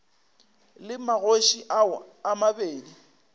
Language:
Northern Sotho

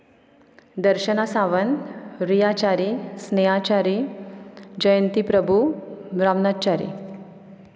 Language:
Konkani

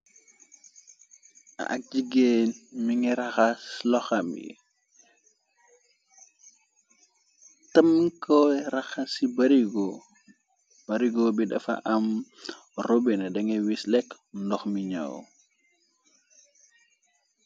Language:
Wolof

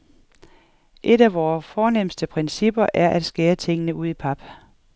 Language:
Danish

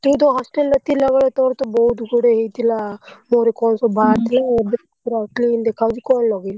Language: Odia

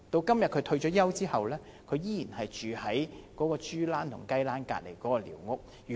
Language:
Cantonese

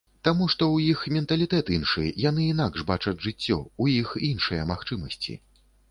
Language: Belarusian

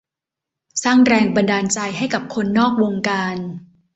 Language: Thai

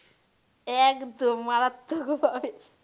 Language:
Bangla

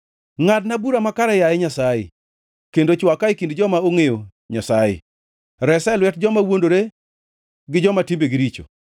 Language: Luo (Kenya and Tanzania)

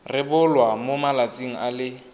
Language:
Tswana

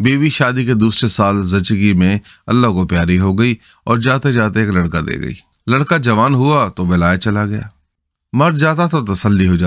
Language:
Urdu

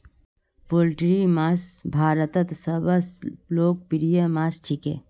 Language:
Magahi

